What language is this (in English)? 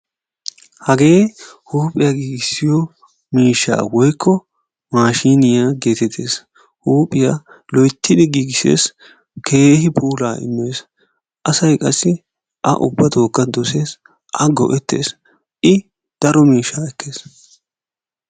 Wolaytta